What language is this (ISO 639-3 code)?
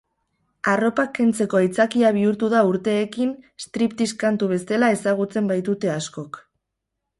eus